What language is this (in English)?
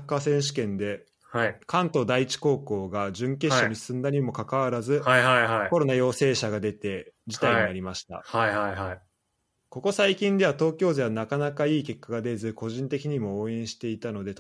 Japanese